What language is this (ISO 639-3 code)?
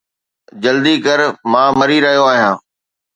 snd